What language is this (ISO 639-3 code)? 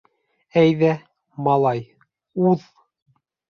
bak